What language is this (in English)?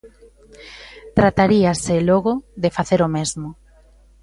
Galician